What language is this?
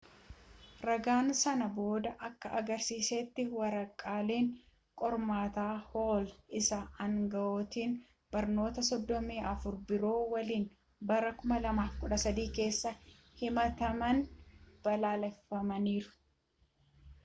Oromo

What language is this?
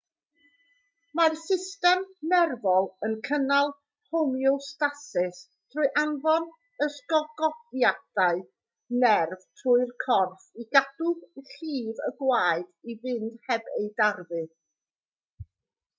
Welsh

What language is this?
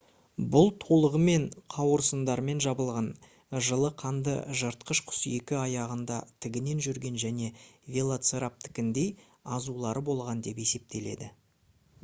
Kazakh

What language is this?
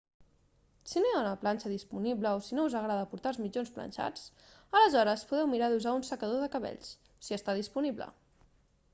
Catalan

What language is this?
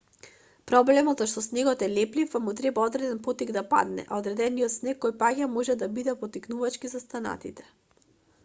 Macedonian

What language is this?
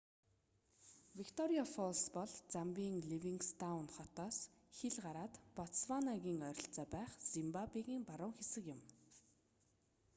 Mongolian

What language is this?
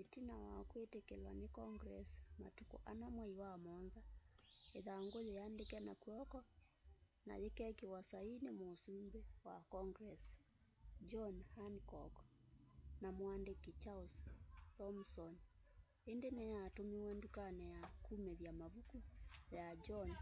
Kamba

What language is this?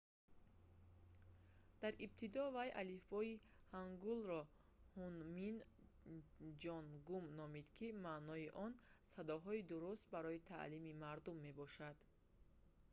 Tajik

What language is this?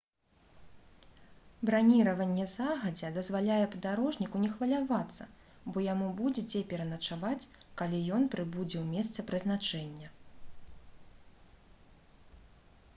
Belarusian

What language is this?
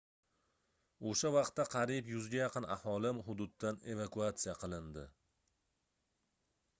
Uzbek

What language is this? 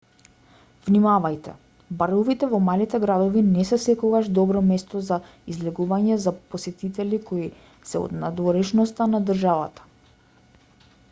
Macedonian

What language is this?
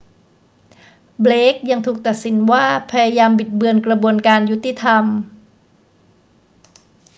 Thai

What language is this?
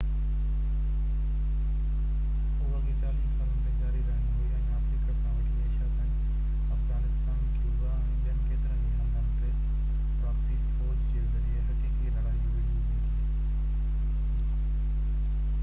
Sindhi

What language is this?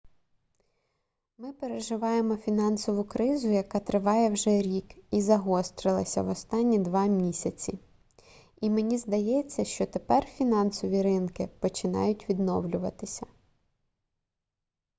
Ukrainian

